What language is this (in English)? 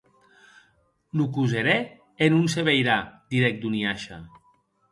Occitan